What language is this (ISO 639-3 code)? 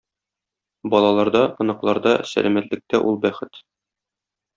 tat